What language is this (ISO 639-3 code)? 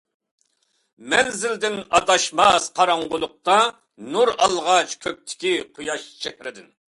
uig